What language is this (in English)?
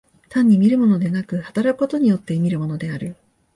Japanese